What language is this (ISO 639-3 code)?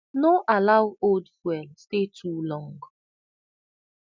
pcm